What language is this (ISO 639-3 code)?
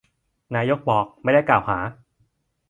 tha